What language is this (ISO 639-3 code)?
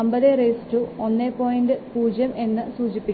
mal